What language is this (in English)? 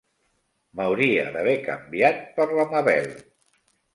Catalan